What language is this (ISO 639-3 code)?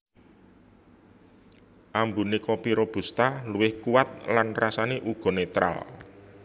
jav